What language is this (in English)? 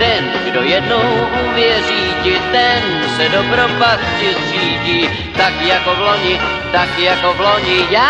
Czech